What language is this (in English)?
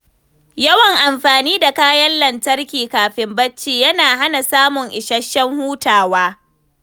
Hausa